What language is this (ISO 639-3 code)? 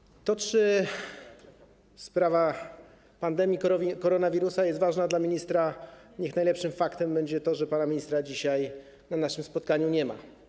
pol